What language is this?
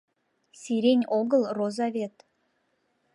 Mari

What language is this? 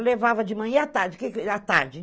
Portuguese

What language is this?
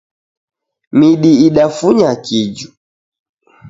Taita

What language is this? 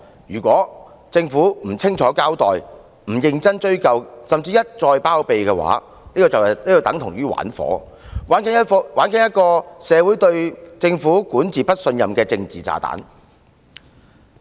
Cantonese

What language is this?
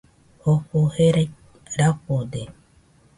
Nüpode Huitoto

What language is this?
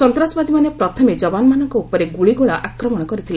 Odia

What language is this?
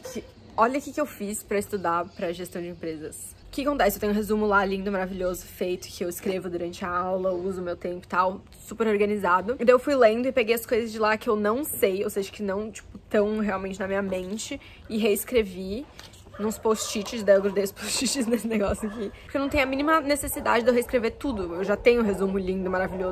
Portuguese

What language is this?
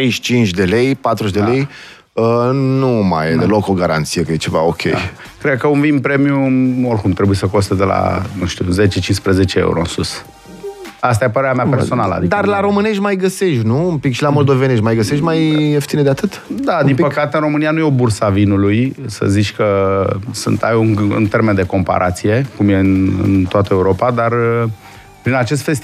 Romanian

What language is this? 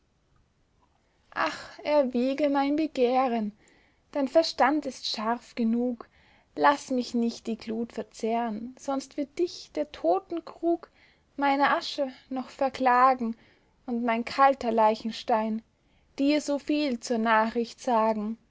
German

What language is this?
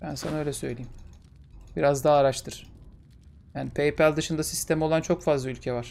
Turkish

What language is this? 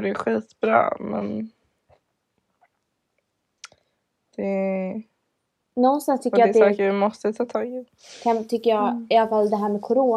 Swedish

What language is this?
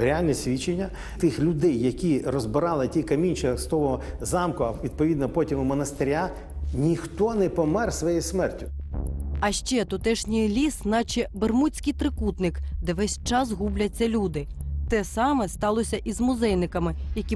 Ukrainian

